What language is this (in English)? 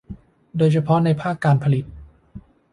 Thai